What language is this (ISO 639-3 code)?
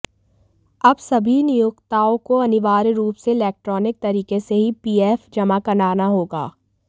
hin